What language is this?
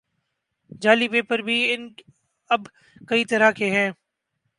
Urdu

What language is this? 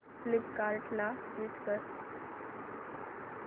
Marathi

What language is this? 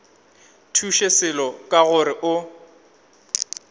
Northern Sotho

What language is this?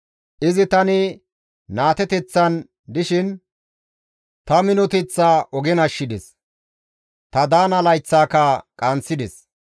Gamo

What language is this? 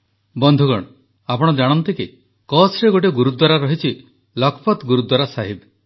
Odia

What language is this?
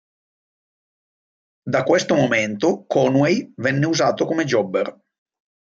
Italian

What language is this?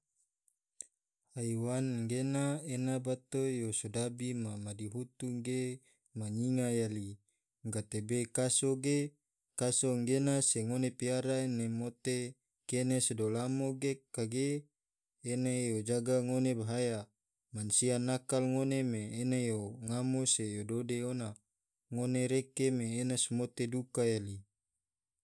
Tidore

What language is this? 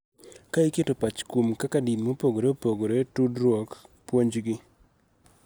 Luo (Kenya and Tanzania)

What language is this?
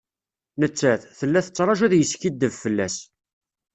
Kabyle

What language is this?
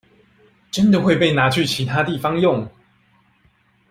Chinese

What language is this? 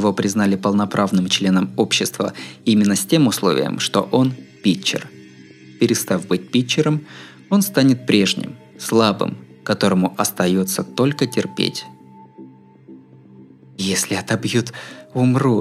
Russian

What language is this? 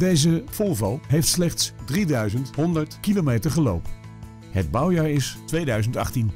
Dutch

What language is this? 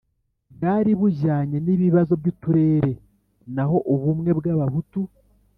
Kinyarwanda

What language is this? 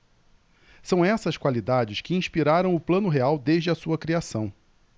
Portuguese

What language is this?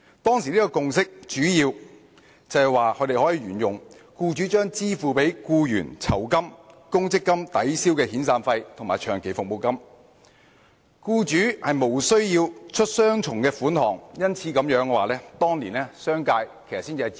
Cantonese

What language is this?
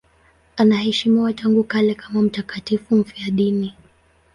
Swahili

